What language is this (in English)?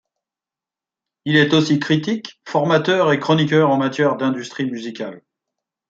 French